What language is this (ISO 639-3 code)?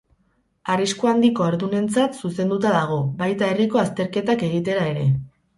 eus